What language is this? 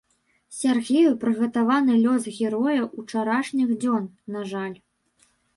Belarusian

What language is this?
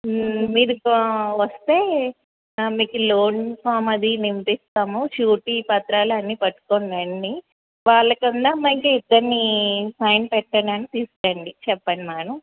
Telugu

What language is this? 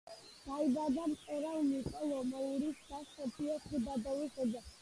Georgian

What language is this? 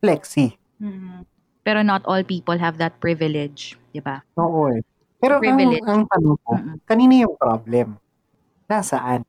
Filipino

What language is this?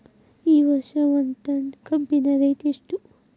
Kannada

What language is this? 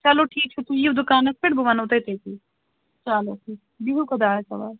Kashmiri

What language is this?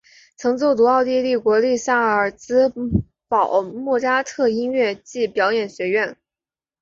Chinese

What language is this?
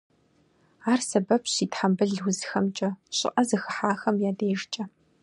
Kabardian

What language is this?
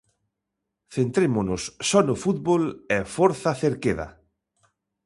Galician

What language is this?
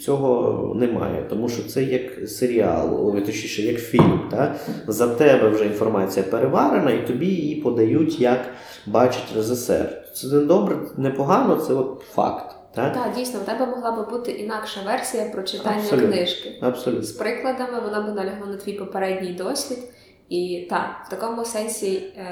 Ukrainian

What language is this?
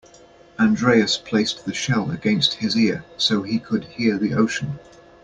English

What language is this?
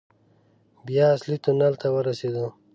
Pashto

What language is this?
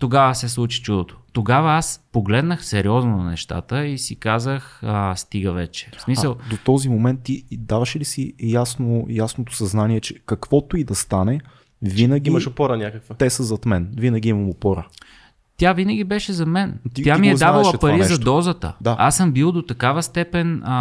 Bulgarian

